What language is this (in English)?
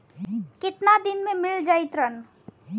Bhojpuri